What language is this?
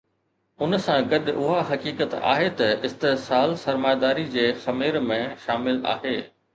Sindhi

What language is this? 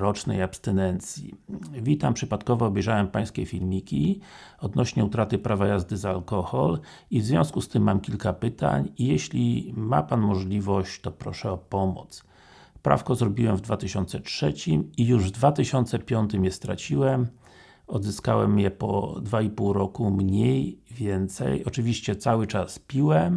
Polish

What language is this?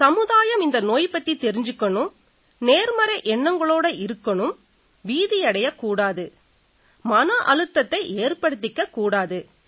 Tamil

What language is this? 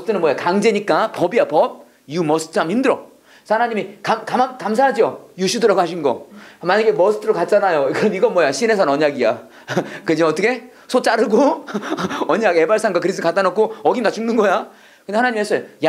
Korean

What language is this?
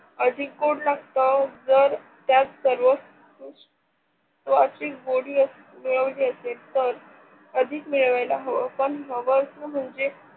Marathi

